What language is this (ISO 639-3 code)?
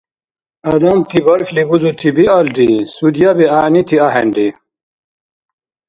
dar